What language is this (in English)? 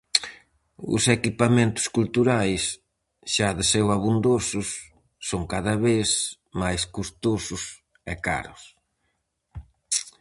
Galician